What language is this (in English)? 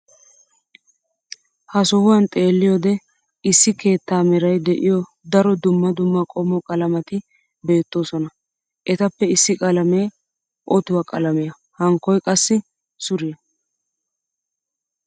Wolaytta